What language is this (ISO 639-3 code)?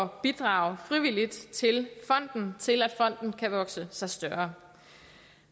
dan